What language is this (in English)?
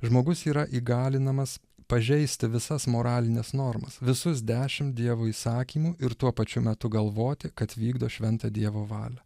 Lithuanian